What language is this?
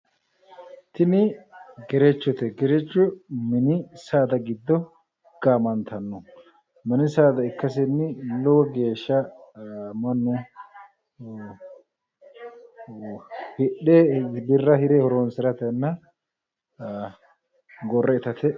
Sidamo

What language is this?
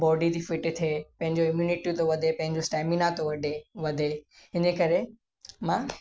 Sindhi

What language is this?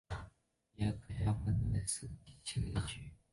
Chinese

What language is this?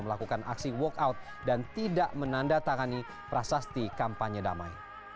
Indonesian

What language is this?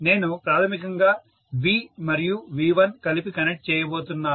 Telugu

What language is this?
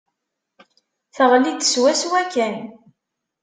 Kabyle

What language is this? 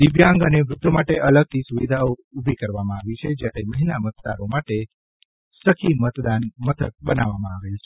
Gujarati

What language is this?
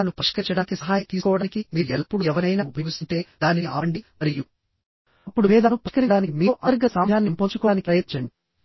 Telugu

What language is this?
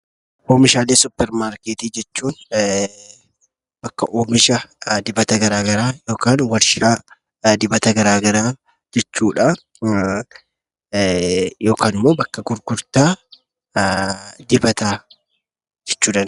Oromo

